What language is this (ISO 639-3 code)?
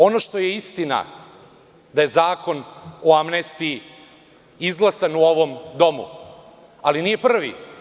srp